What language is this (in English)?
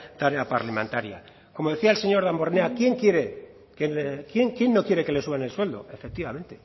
Spanish